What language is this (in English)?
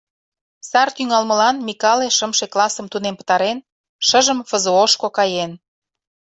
Mari